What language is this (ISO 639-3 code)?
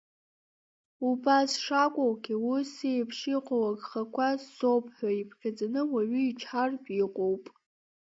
abk